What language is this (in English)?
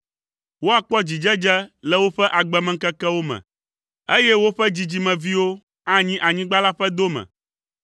Ewe